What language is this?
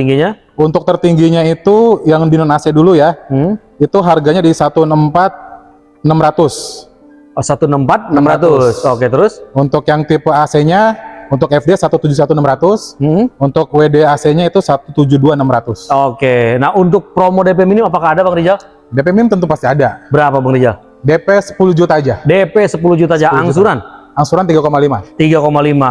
Indonesian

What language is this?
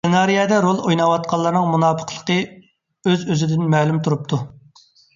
Uyghur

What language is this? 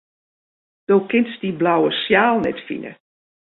Western Frisian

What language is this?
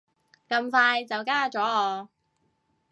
Cantonese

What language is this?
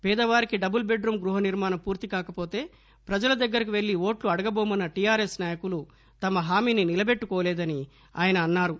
Telugu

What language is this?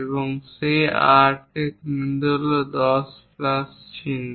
Bangla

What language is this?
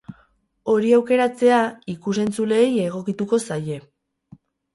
Basque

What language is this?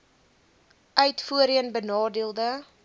Afrikaans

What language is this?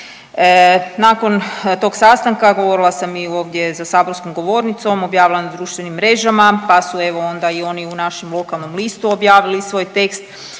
Croatian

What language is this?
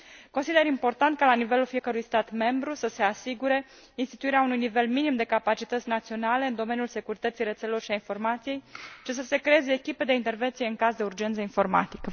Romanian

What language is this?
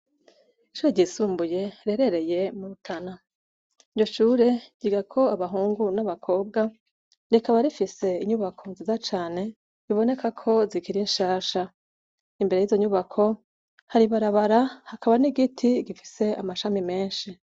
Rundi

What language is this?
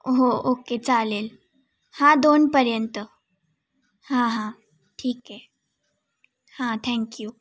Marathi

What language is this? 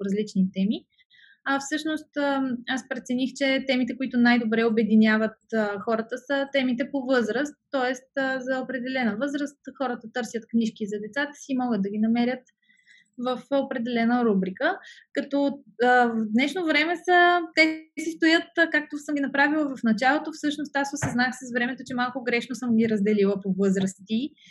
Bulgarian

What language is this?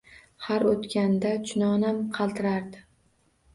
Uzbek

